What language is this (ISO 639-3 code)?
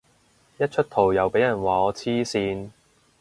yue